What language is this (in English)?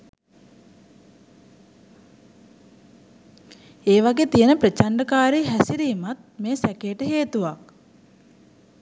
Sinhala